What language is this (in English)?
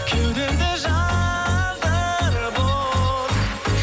Kazakh